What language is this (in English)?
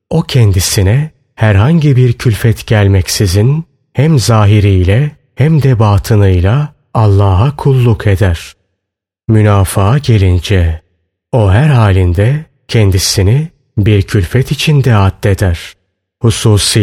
Turkish